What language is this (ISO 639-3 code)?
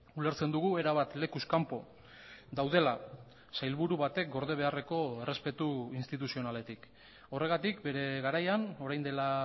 eus